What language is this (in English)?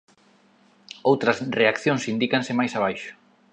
Galician